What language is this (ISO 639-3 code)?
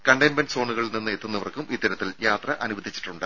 mal